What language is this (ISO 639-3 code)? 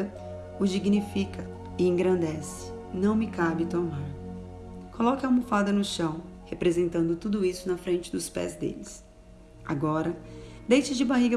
por